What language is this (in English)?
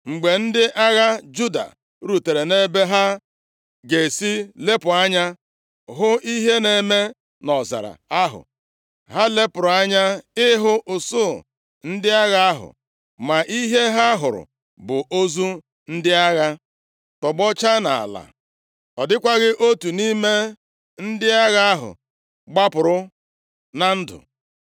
Igbo